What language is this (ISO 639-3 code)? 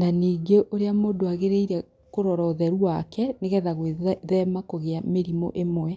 kik